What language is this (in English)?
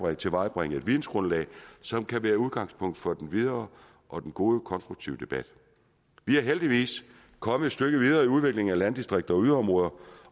Danish